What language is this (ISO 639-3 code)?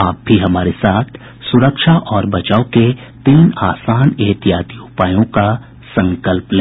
hin